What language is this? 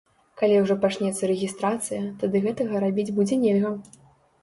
Belarusian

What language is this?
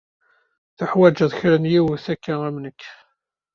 Kabyle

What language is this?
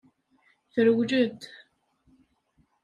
Kabyle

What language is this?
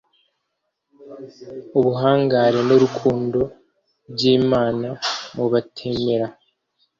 Kinyarwanda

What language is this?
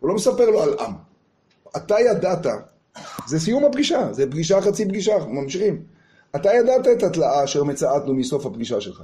Hebrew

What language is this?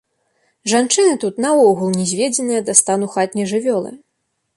Belarusian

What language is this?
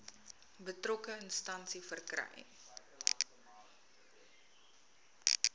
Afrikaans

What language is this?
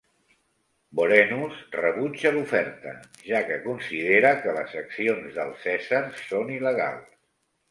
Catalan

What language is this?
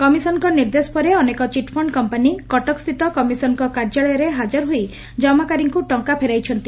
Odia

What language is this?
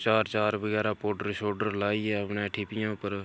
Dogri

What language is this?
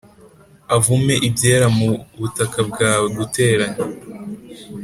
Kinyarwanda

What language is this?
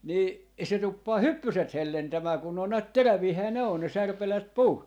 Finnish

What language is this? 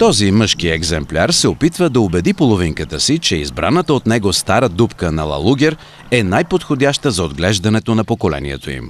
Bulgarian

